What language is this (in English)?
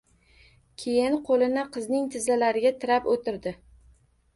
Uzbek